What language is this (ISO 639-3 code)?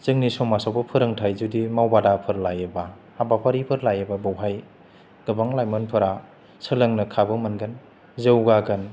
brx